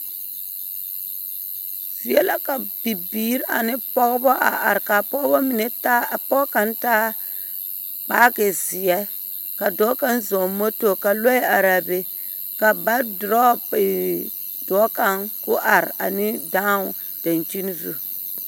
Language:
Southern Dagaare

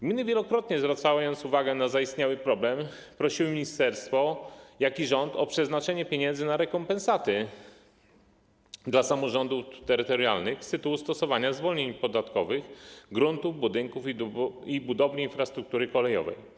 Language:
Polish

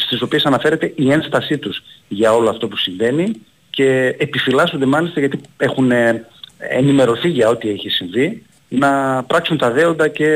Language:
Greek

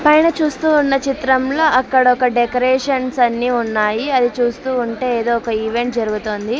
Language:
Telugu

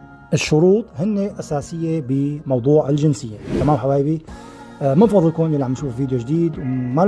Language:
Arabic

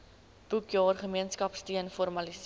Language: Afrikaans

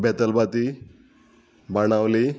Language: Konkani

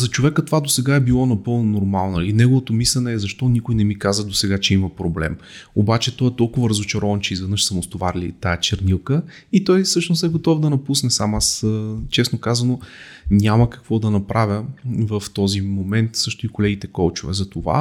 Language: Bulgarian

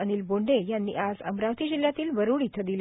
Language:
Marathi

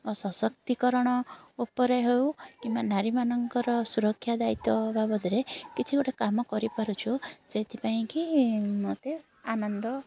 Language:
Odia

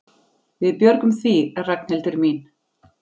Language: Icelandic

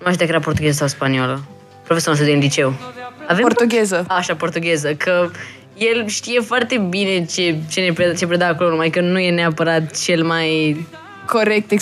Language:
Romanian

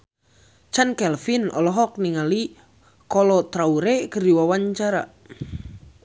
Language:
Sundanese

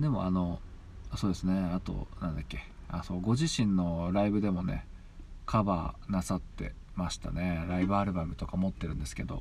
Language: Japanese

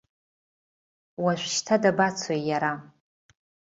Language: Abkhazian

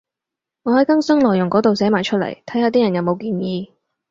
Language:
Cantonese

